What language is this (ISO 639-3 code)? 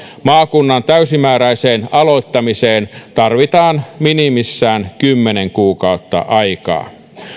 fin